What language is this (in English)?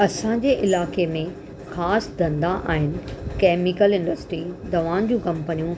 Sindhi